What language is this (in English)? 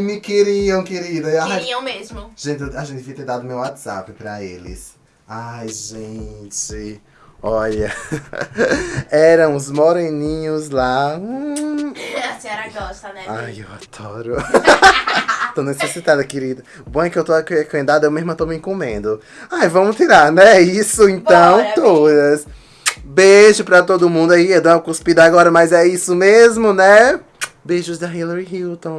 Portuguese